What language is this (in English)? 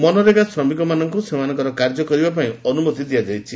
Odia